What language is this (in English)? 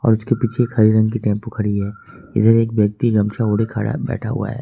Hindi